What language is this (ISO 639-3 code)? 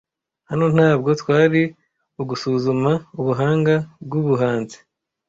kin